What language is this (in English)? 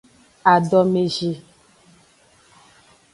Aja (Benin)